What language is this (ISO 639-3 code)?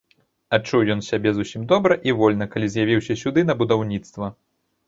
bel